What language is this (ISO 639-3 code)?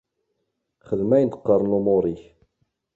kab